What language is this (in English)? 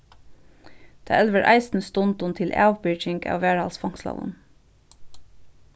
Faroese